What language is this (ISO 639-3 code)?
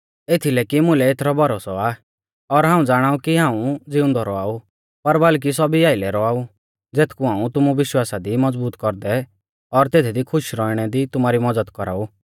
bfz